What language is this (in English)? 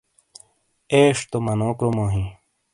Shina